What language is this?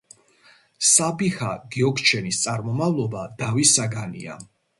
Georgian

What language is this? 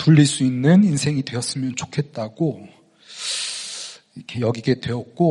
Korean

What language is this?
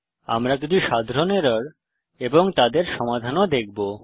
Bangla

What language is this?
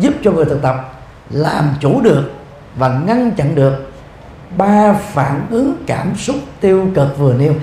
Vietnamese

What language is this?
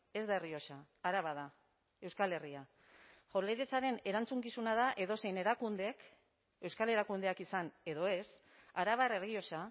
Basque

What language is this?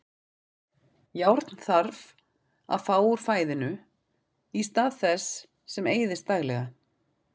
Icelandic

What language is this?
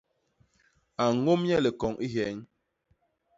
Basaa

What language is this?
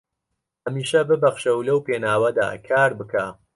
Central Kurdish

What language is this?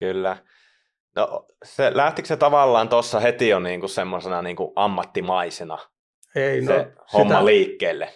Finnish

